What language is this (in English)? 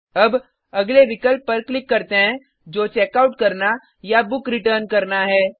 Hindi